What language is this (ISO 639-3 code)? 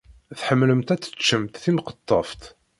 kab